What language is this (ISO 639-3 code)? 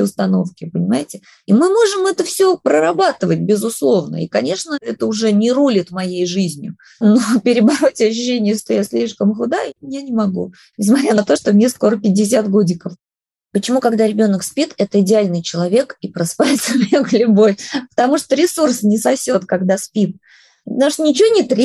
rus